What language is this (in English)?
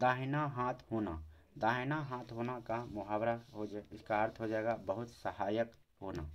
Hindi